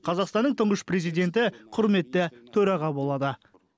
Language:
Kazakh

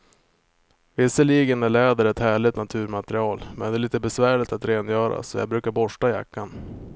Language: Swedish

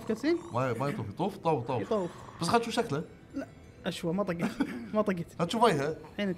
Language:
Arabic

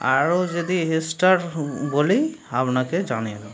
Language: Bangla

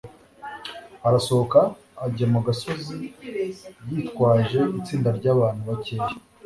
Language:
Kinyarwanda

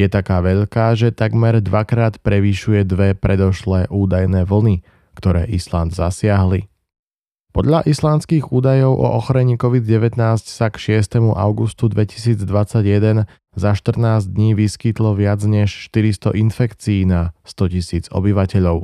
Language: Slovak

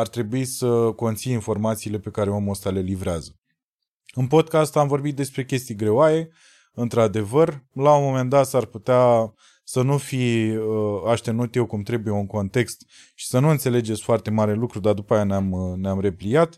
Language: Romanian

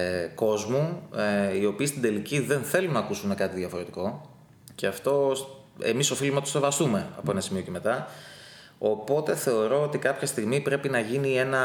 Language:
Greek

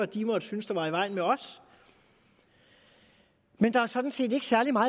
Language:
Danish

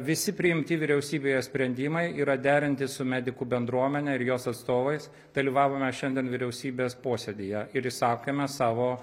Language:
Lithuanian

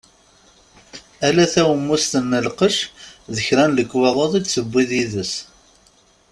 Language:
Kabyle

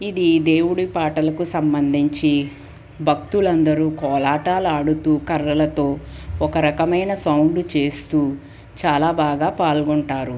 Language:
Telugu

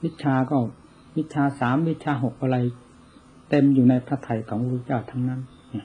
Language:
Thai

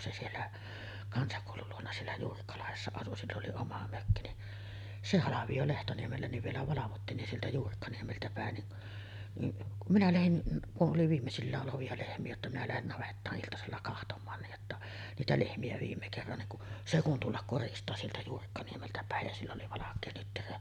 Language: Finnish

